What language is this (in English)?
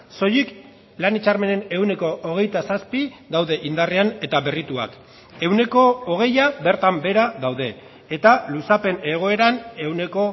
Basque